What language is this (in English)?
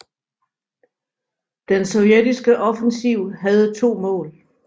Danish